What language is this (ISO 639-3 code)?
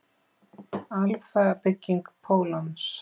isl